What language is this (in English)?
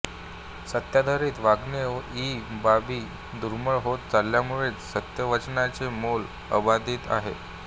Marathi